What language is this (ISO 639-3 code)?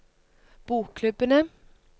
nor